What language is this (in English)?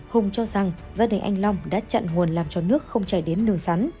Vietnamese